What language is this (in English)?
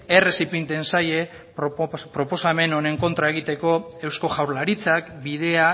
Basque